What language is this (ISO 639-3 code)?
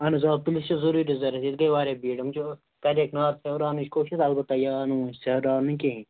kas